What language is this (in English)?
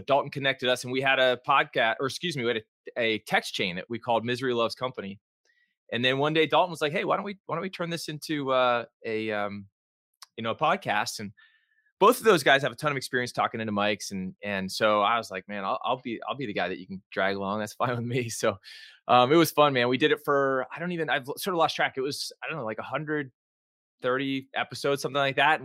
English